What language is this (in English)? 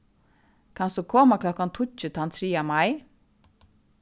Faroese